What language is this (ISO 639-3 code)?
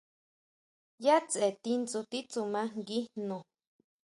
mau